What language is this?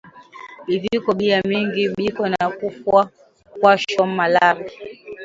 Swahili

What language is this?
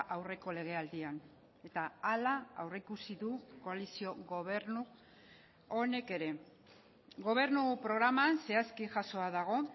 Basque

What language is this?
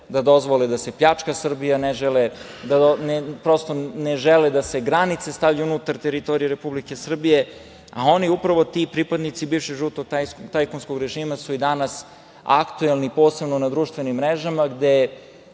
Serbian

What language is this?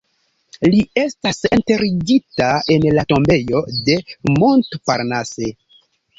Esperanto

